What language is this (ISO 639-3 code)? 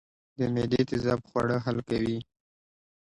pus